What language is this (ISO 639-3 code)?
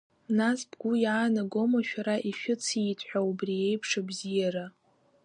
abk